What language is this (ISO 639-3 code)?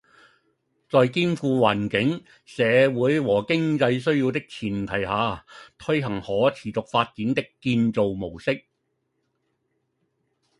yue